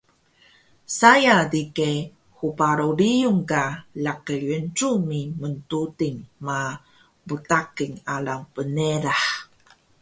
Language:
Taroko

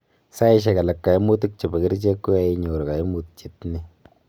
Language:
Kalenjin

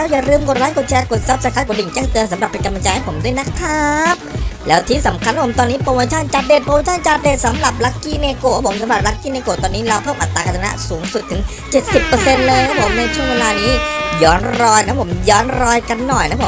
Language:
Thai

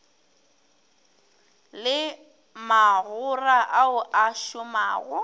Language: Northern Sotho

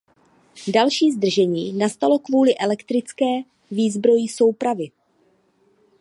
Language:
Czech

